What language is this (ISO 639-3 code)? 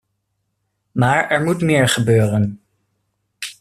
nld